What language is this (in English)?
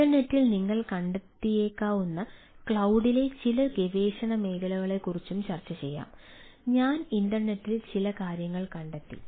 Malayalam